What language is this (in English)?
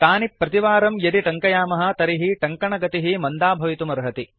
Sanskrit